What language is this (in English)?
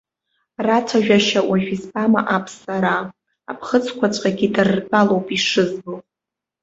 Abkhazian